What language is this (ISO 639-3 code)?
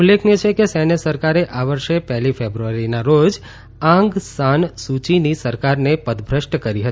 guj